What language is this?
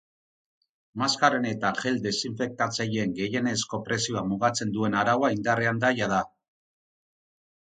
Basque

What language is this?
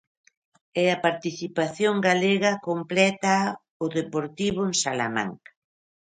Galician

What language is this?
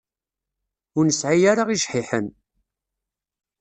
Kabyle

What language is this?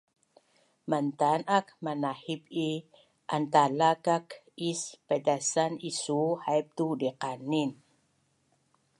Bunun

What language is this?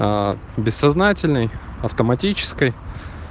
Russian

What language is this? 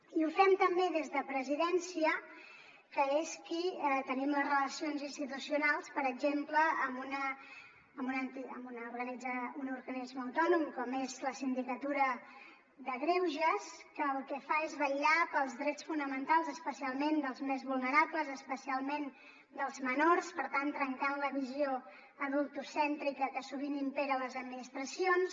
Catalan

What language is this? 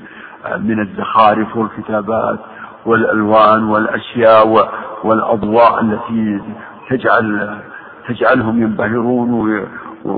Arabic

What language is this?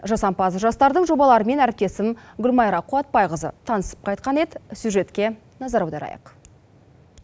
Kazakh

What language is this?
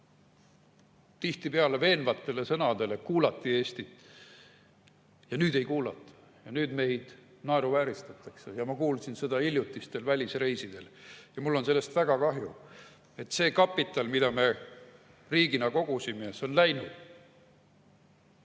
Estonian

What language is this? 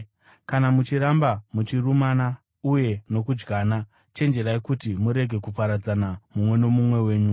Shona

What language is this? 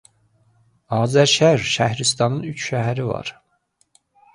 Azerbaijani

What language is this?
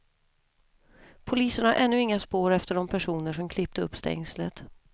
Swedish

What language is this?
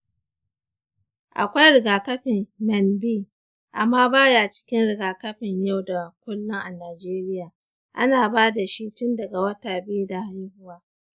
Hausa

